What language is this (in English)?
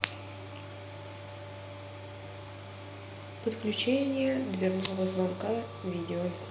Russian